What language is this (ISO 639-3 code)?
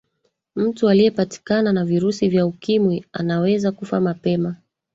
swa